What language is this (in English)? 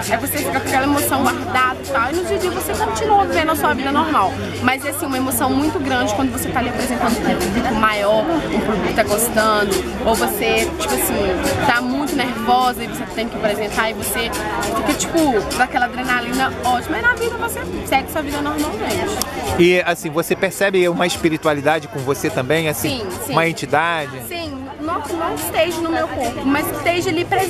Portuguese